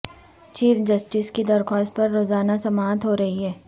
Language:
Urdu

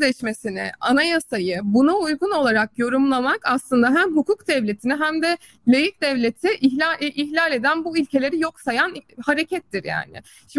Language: Turkish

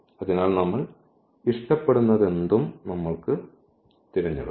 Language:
Malayalam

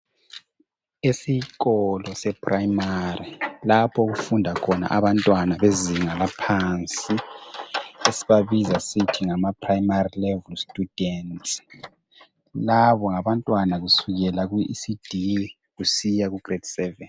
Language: North Ndebele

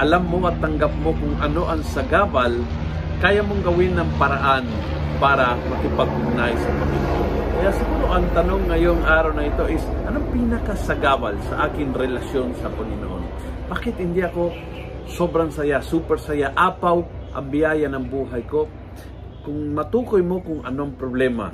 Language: Filipino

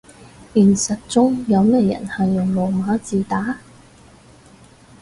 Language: Cantonese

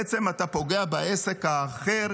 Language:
Hebrew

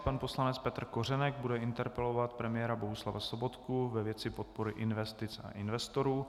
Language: Czech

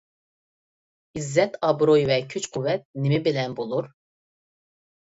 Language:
Uyghur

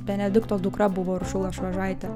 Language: Lithuanian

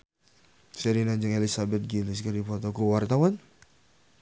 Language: Sundanese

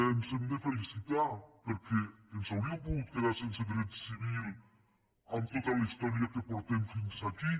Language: Catalan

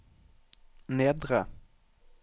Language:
Norwegian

